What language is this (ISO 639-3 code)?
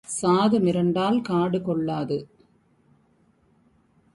tam